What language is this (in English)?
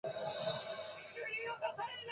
Japanese